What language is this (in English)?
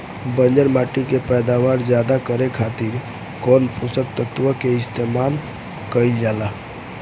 Bhojpuri